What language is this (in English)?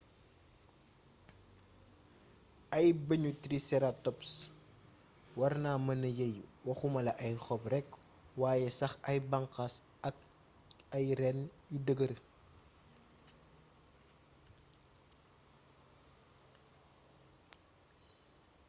Wolof